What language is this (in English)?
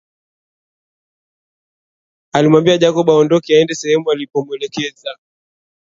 Swahili